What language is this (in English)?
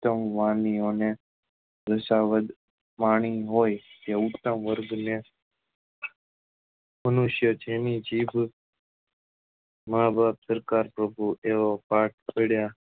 Gujarati